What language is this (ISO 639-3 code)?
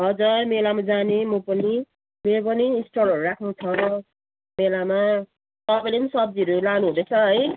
nep